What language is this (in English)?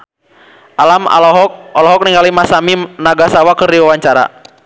Sundanese